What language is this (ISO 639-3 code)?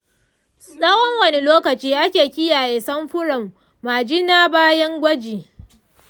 hau